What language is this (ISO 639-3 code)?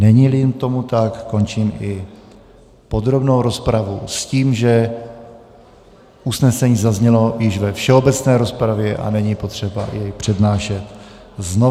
ces